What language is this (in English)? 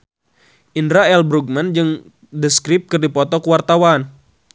Sundanese